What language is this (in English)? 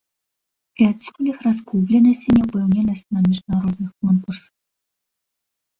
Belarusian